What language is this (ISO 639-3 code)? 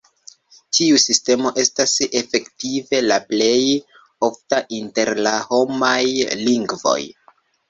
epo